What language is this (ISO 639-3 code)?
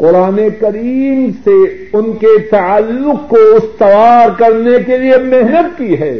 urd